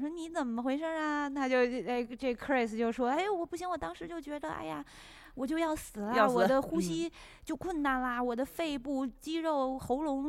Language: Chinese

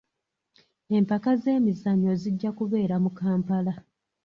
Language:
Ganda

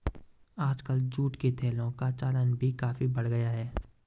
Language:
Hindi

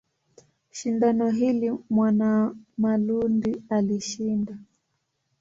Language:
Swahili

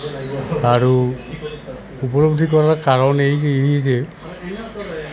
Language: Assamese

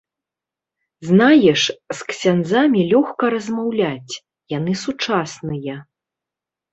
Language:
Belarusian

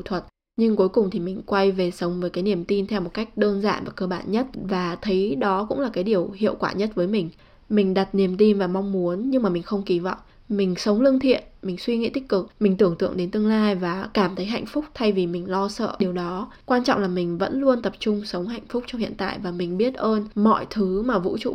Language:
Vietnamese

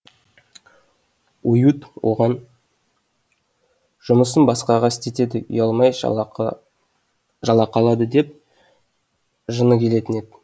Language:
Kazakh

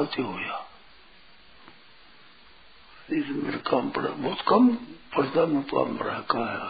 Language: Hindi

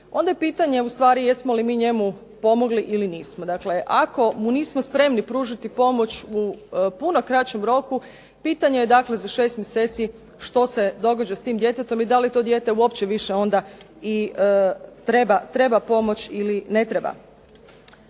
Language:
Croatian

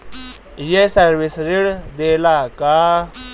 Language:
Bhojpuri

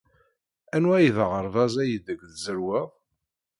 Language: Kabyle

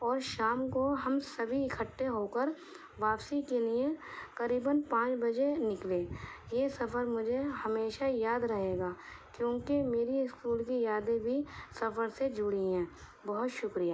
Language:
Urdu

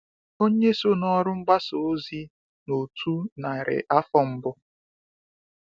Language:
Igbo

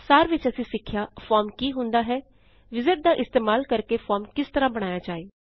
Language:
Punjabi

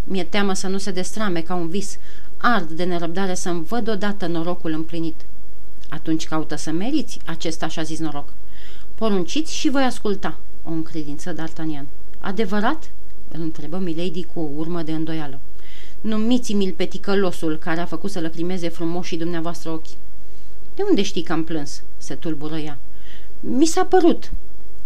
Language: Romanian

